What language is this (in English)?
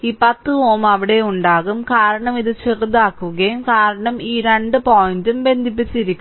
Malayalam